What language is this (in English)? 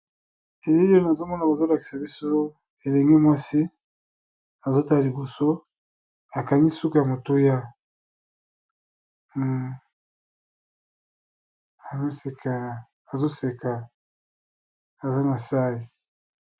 Lingala